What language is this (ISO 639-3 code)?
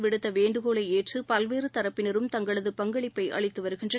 tam